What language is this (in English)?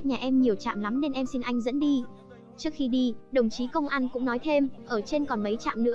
Vietnamese